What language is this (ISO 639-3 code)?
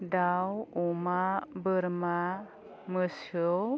brx